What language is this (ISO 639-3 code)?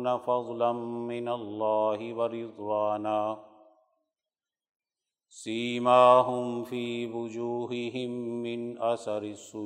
urd